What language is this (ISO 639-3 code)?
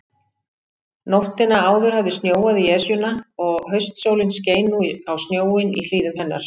isl